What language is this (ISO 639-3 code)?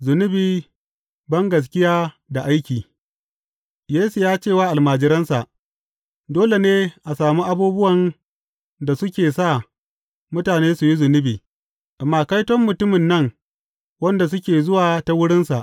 hau